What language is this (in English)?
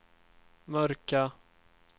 Swedish